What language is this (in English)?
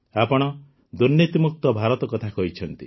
Odia